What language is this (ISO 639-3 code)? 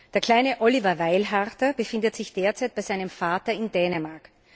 deu